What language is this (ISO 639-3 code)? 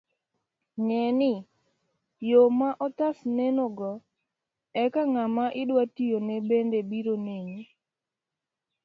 luo